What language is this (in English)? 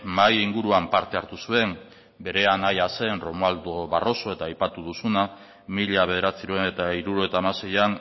Basque